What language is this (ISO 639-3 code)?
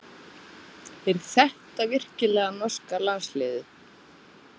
isl